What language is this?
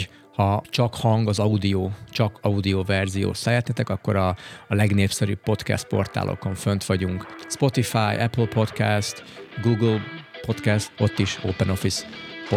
Hungarian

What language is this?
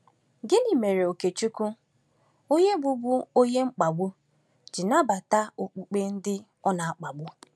Igbo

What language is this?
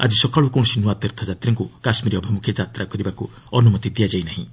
Odia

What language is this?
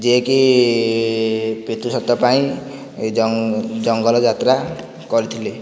Odia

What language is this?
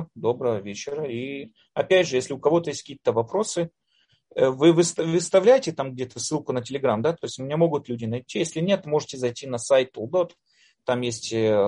Russian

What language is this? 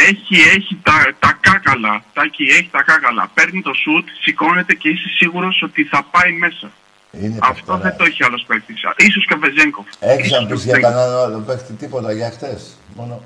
Greek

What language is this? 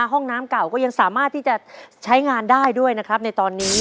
Thai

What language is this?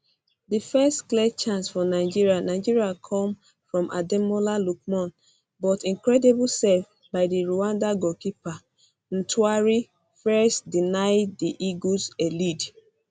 Nigerian Pidgin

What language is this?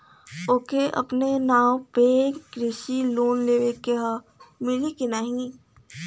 Bhojpuri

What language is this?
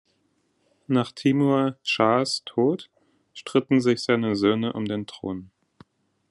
German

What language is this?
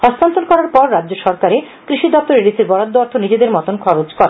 Bangla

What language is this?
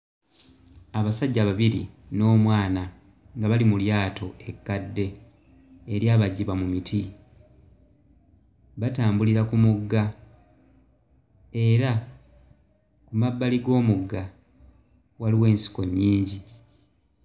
Ganda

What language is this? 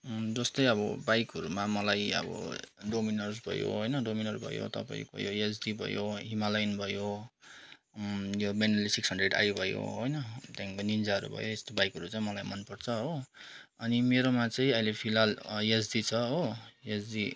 Nepali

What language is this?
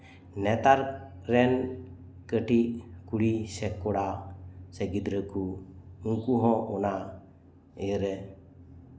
Santali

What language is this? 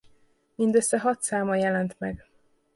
Hungarian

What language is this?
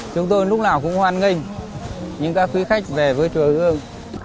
Vietnamese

